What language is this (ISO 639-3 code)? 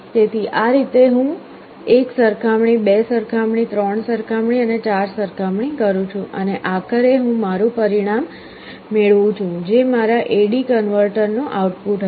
guj